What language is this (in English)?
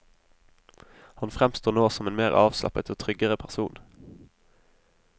Norwegian